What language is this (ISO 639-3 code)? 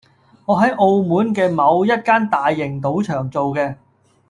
yue